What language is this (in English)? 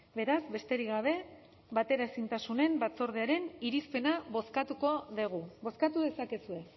Basque